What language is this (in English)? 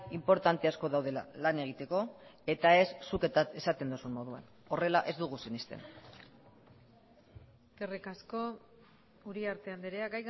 Basque